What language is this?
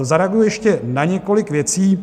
Czech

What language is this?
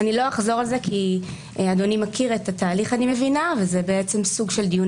Hebrew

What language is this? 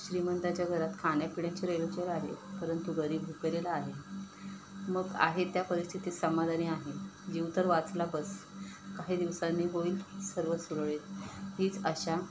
Marathi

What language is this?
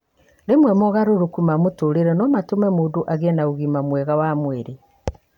Kikuyu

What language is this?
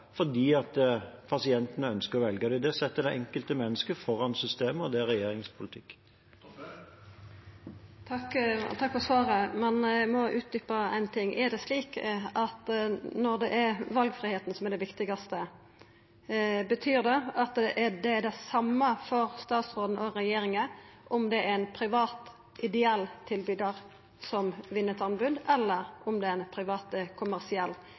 Norwegian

